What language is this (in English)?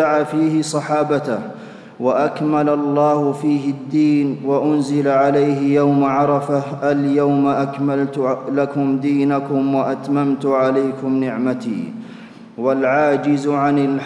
Arabic